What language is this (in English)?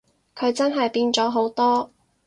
Cantonese